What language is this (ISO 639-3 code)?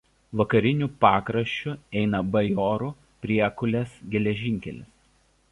lit